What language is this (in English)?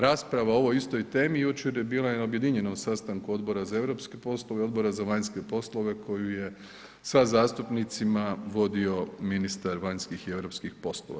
Croatian